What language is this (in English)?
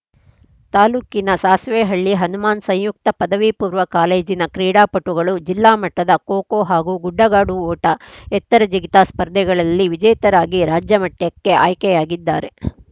Kannada